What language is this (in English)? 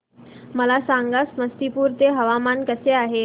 Marathi